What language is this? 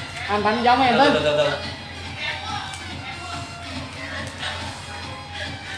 Vietnamese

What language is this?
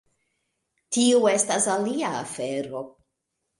Esperanto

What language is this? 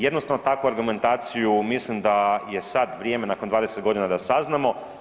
Croatian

